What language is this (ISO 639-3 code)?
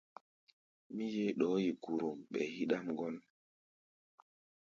gba